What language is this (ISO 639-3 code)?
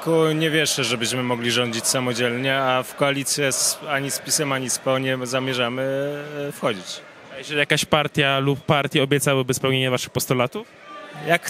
pol